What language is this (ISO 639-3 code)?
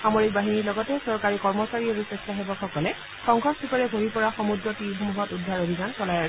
asm